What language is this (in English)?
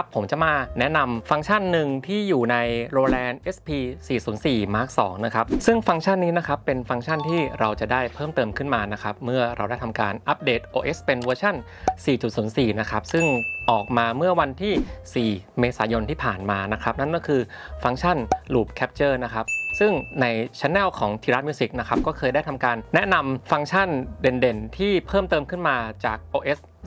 Thai